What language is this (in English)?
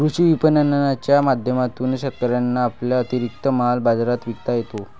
Marathi